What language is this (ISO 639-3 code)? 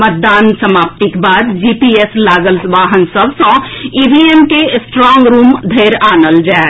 mai